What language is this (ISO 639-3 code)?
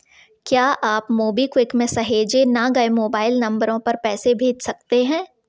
hin